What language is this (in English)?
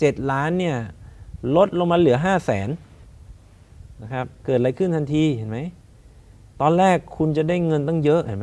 Thai